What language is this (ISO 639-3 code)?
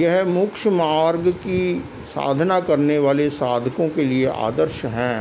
hin